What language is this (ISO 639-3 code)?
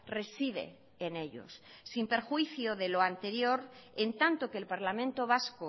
spa